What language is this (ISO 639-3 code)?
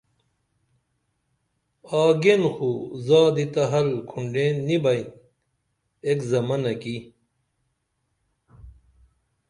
dml